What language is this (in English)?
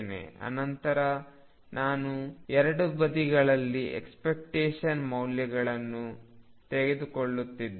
Kannada